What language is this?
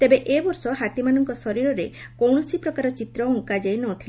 Odia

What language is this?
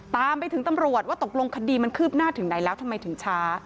Thai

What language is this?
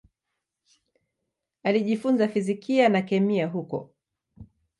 Swahili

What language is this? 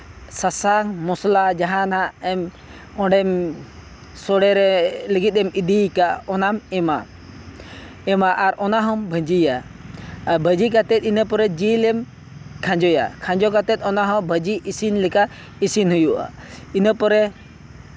Santali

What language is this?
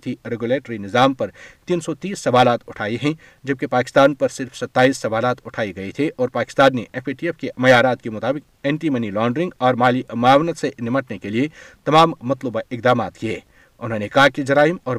Urdu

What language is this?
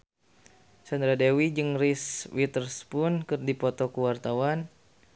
Sundanese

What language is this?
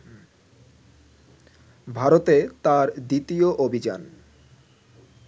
Bangla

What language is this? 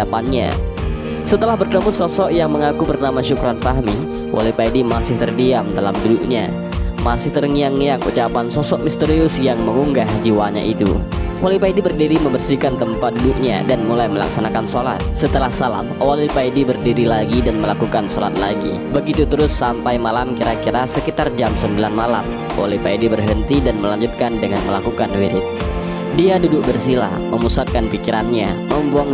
Indonesian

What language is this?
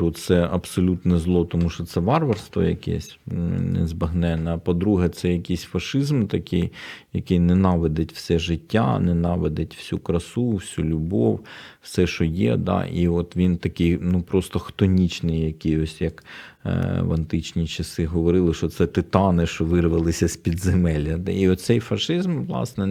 Ukrainian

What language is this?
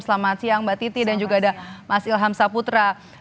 Indonesian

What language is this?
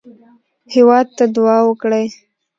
Pashto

